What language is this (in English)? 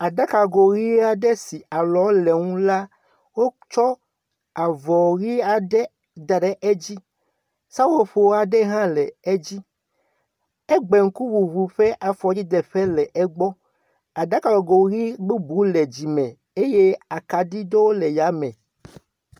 Ewe